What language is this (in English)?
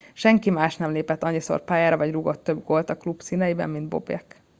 Hungarian